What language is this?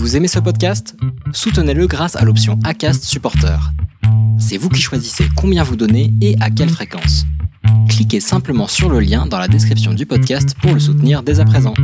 French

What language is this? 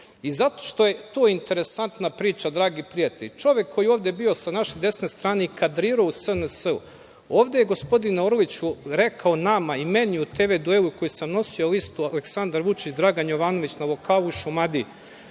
Serbian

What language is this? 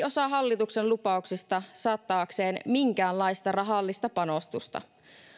Finnish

